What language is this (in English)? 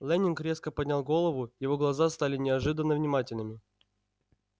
Russian